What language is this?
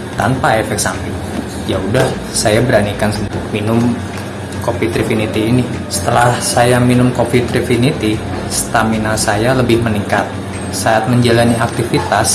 Indonesian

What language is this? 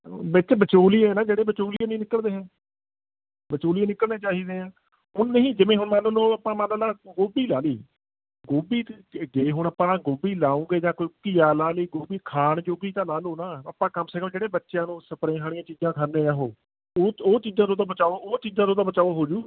Punjabi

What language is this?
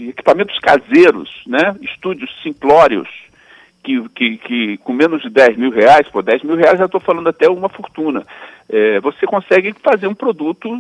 Portuguese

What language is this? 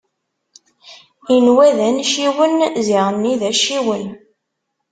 Kabyle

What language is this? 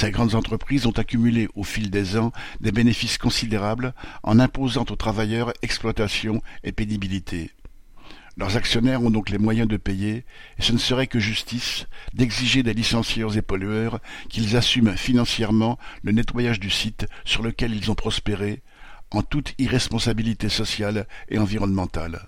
French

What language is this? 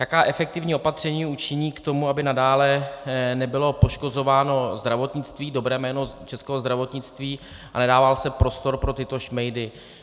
Czech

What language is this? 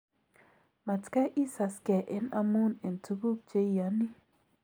Kalenjin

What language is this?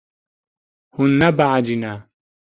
Kurdish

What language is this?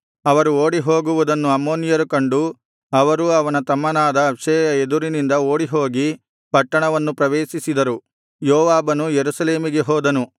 Kannada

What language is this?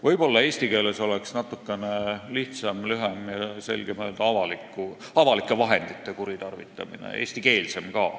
Estonian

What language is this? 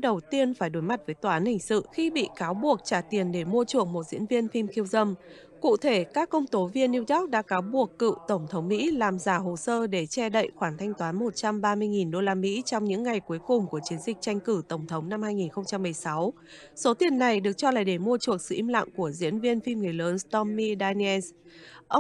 Vietnamese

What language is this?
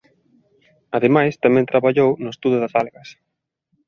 Galician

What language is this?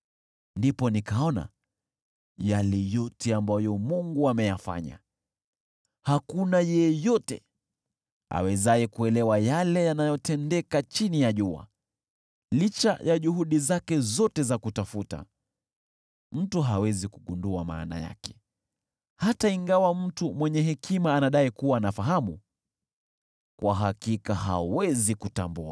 Swahili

